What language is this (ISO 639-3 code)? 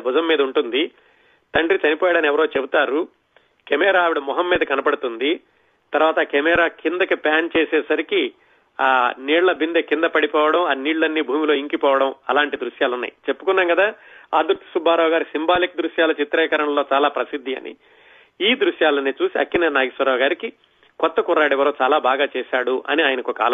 tel